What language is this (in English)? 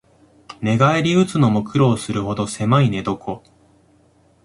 Japanese